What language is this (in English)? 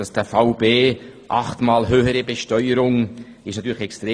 Swiss German